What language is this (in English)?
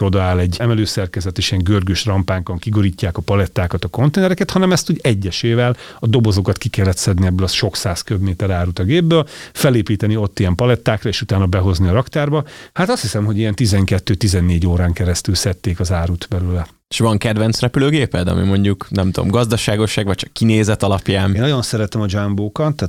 Hungarian